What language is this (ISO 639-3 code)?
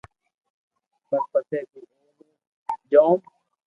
lrk